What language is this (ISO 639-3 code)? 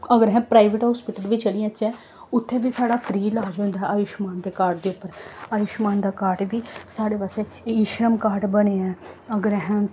doi